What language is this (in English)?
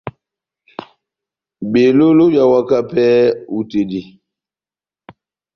Batanga